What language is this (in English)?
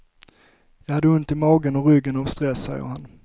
Swedish